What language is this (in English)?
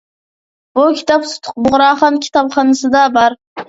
Uyghur